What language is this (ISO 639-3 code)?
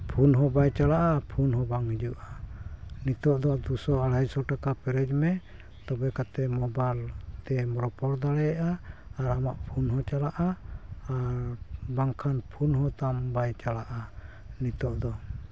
sat